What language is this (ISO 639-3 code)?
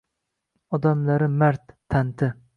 uzb